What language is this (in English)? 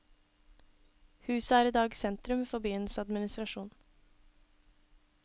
Norwegian